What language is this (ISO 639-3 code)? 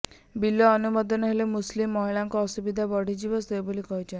ori